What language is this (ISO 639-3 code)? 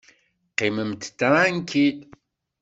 kab